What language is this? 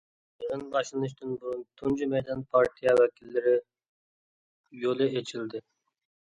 Uyghur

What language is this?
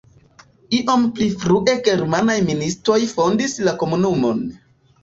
Esperanto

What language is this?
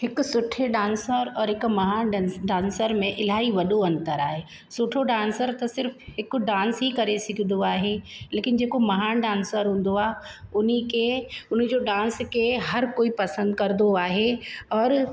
Sindhi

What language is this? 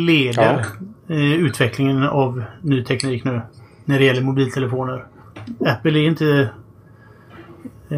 Swedish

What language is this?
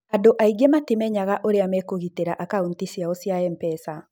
Kikuyu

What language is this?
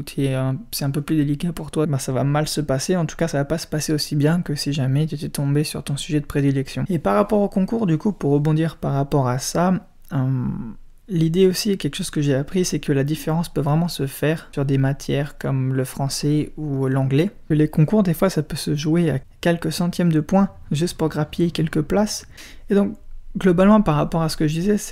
French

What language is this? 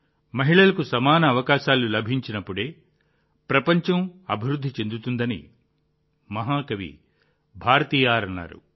Telugu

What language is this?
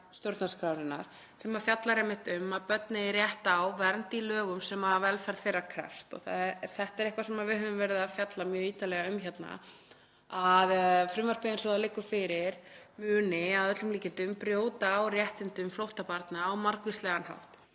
Icelandic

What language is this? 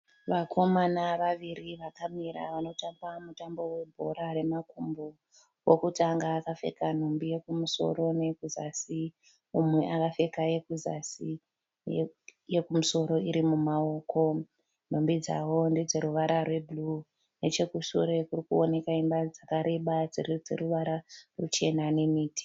Shona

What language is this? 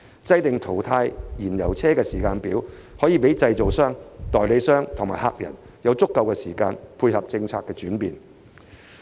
Cantonese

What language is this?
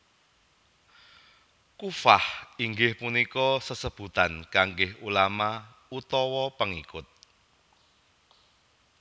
Javanese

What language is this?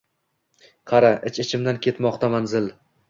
Uzbek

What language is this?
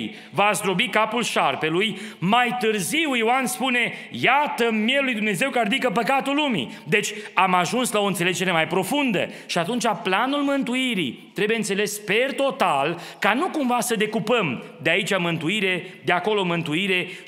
Romanian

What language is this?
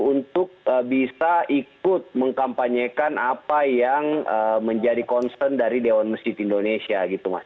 Indonesian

